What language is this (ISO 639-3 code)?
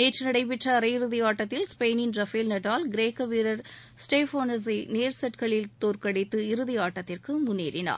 tam